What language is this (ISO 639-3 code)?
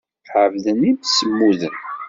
kab